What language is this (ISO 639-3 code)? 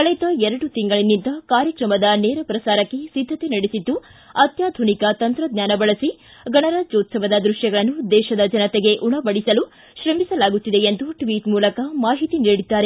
kan